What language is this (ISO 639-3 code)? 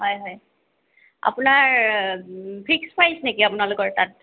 asm